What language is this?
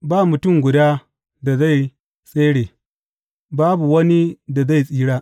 Hausa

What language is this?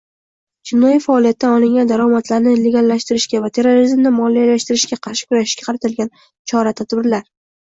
Uzbek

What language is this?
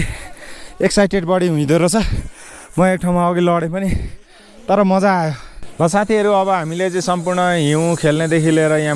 Indonesian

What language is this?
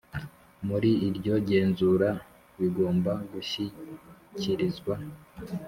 Kinyarwanda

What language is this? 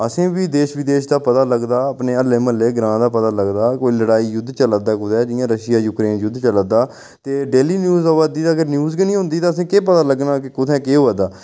Dogri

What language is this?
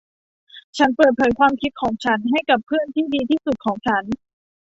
Thai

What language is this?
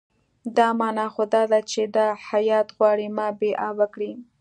Pashto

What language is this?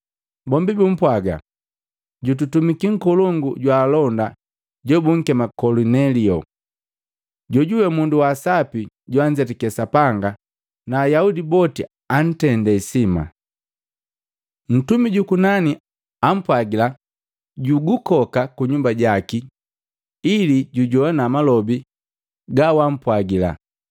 Matengo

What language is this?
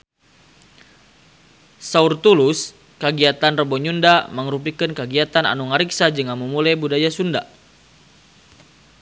Sundanese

